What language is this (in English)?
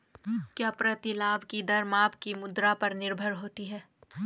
Hindi